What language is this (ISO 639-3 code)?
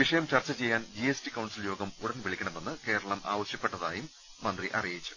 mal